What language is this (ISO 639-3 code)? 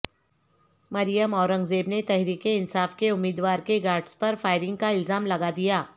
urd